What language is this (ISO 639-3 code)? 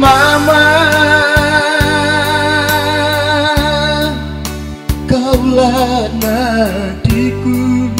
tha